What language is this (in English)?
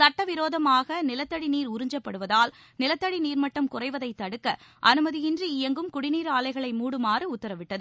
Tamil